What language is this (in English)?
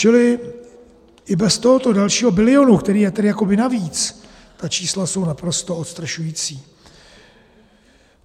Czech